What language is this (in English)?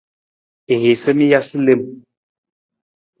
Nawdm